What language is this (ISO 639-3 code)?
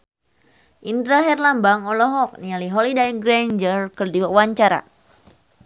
sun